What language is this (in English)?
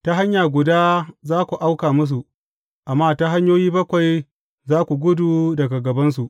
Hausa